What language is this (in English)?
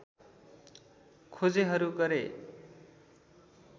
Nepali